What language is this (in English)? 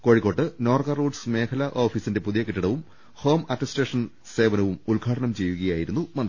Malayalam